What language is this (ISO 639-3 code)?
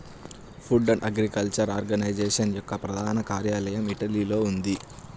tel